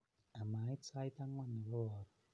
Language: Kalenjin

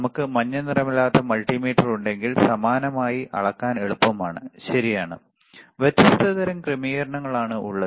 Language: Malayalam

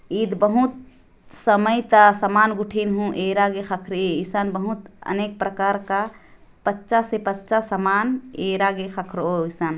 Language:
Sadri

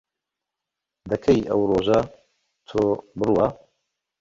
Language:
Central Kurdish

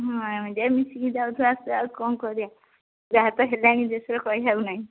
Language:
Odia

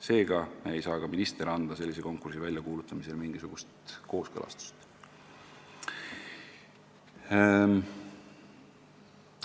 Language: Estonian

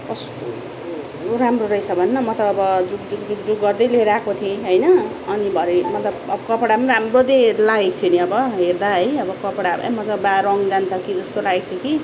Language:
Nepali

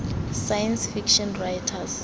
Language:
Tswana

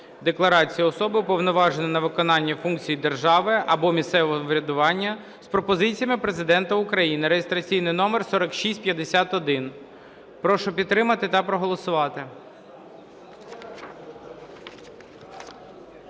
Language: Ukrainian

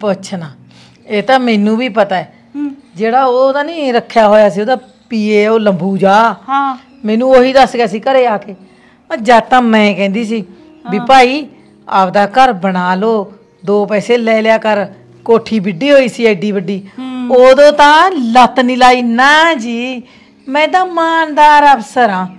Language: Punjabi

